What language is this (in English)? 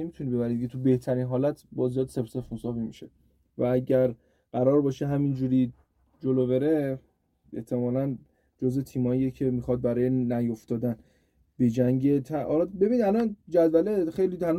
Persian